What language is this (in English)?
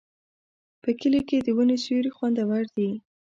Pashto